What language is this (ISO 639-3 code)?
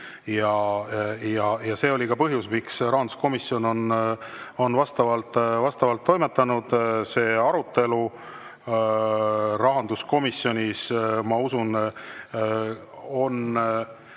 est